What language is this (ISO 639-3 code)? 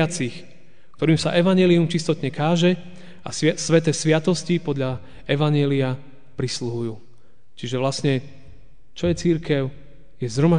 slk